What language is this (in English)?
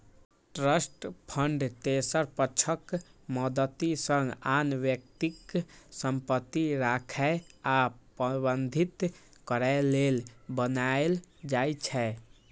Maithili